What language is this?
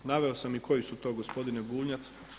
Croatian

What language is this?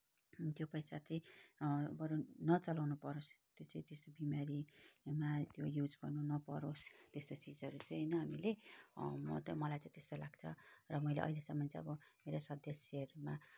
Nepali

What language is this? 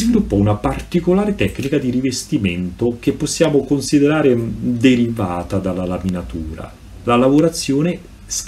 Italian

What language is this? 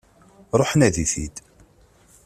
Kabyle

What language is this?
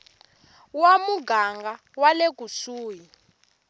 Tsonga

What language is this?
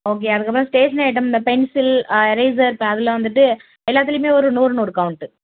Tamil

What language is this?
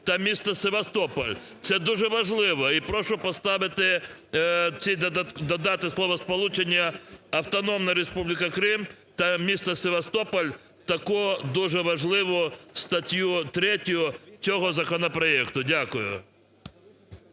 Ukrainian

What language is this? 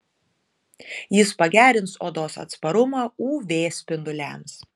Lithuanian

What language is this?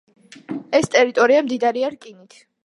Georgian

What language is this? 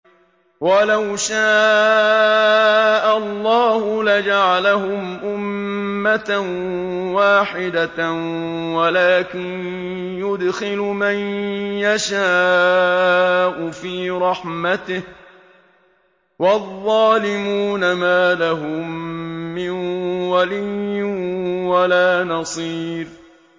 Arabic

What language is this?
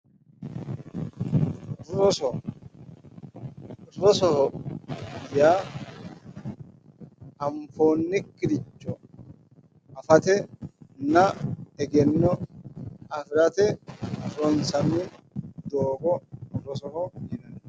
Sidamo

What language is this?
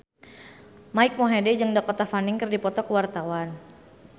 Sundanese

